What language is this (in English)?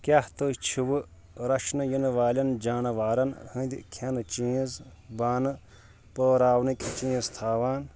Kashmiri